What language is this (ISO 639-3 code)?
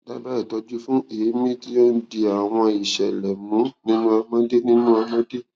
yor